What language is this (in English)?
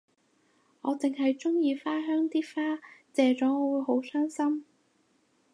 Cantonese